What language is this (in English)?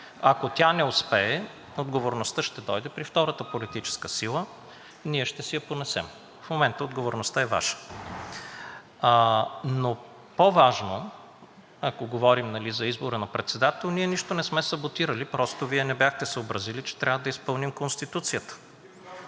Bulgarian